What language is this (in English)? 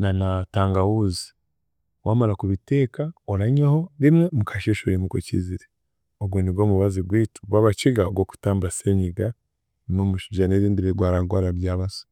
Chiga